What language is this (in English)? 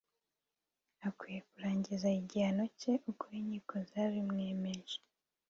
Kinyarwanda